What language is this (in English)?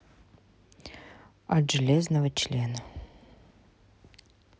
Russian